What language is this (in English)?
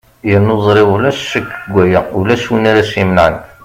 Kabyle